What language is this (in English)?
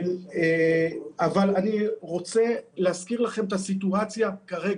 Hebrew